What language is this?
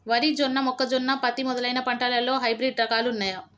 Telugu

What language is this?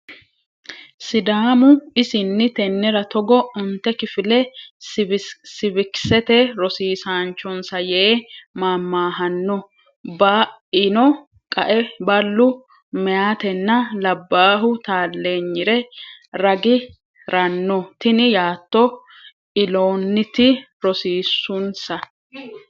Sidamo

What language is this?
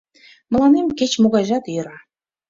Mari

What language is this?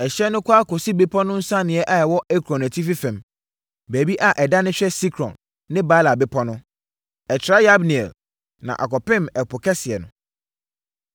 Akan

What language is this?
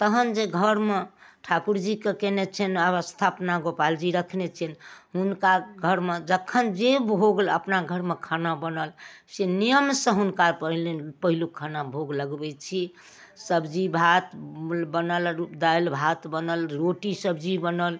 Maithili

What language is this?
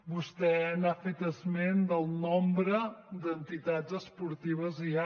Catalan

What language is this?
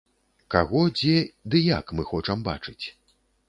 Belarusian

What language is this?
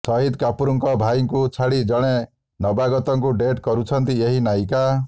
Odia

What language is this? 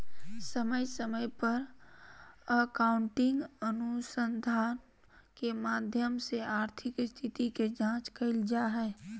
Magahi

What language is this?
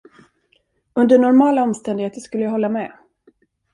Swedish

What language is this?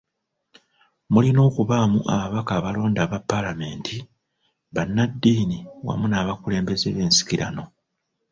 Ganda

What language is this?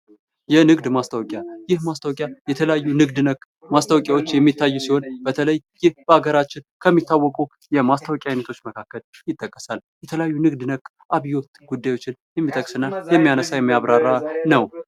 Amharic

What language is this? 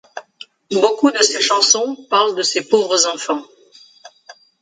French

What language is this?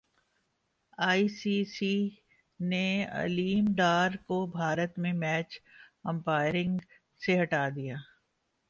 Urdu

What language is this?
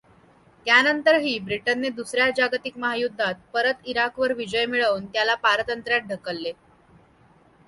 Marathi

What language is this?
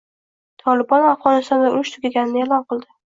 Uzbek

